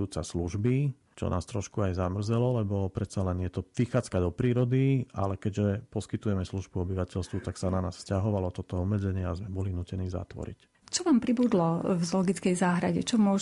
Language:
Slovak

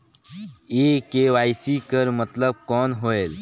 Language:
Chhattisgarhi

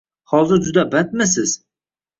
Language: Uzbek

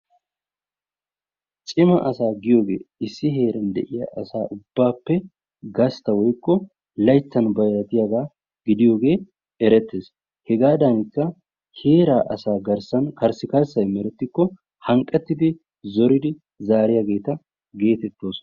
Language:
Wolaytta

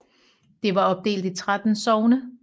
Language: Danish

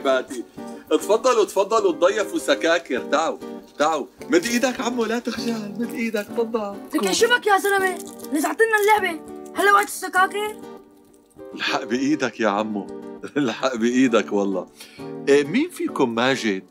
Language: Arabic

